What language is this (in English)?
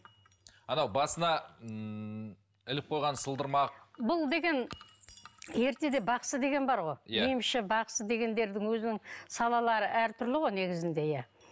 Kazakh